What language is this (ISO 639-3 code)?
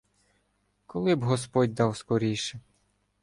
ukr